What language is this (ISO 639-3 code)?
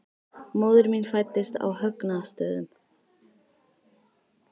isl